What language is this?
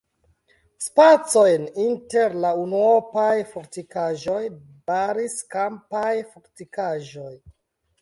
Esperanto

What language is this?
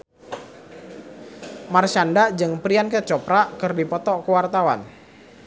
Sundanese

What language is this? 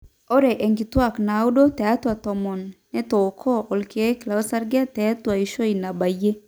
Masai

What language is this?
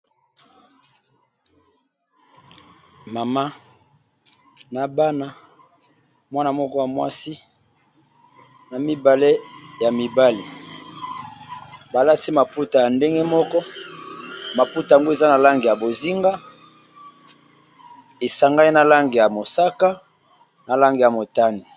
Lingala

